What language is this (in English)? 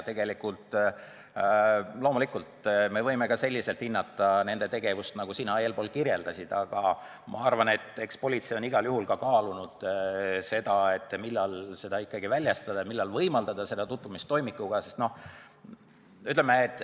Estonian